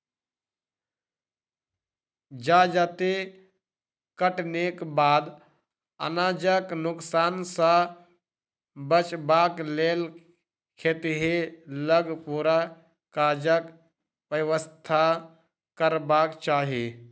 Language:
Maithili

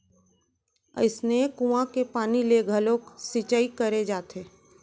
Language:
Chhattisgarhi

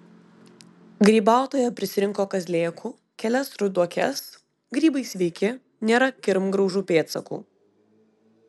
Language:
Lithuanian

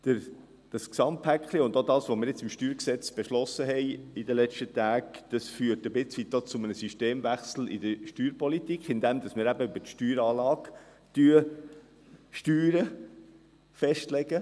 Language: Swiss German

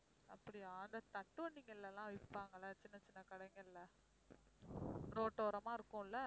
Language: Tamil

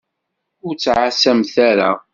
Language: Kabyle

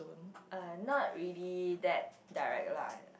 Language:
English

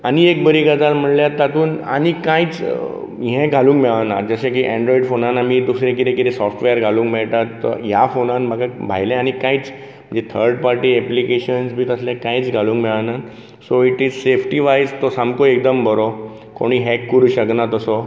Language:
Konkani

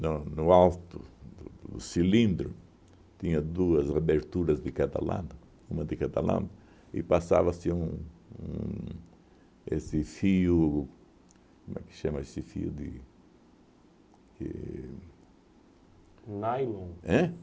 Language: Portuguese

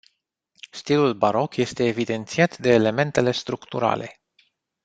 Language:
Romanian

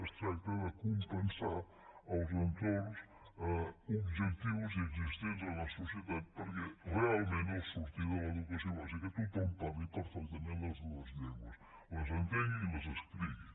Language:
Catalan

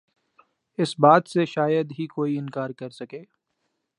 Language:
Urdu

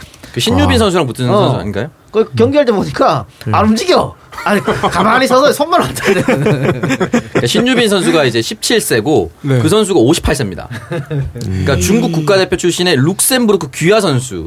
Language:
Korean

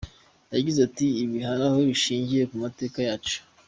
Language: Kinyarwanda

